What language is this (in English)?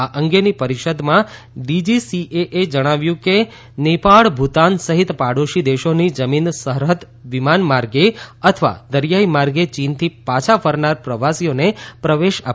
Gujarati